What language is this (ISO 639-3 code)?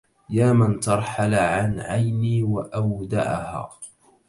ara